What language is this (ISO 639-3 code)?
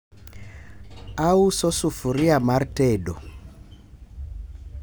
luo